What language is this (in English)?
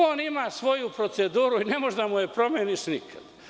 Serbian